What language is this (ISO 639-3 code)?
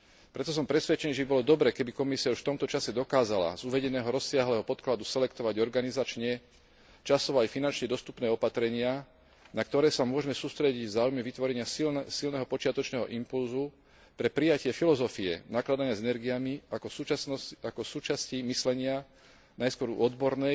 slk